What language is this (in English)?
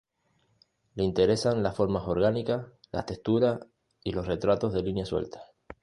Spanish